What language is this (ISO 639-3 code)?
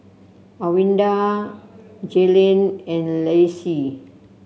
eng